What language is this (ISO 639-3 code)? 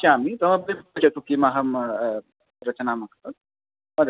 san